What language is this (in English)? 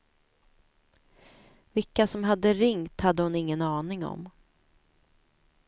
Swedish